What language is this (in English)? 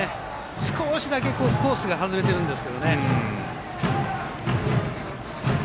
Japanese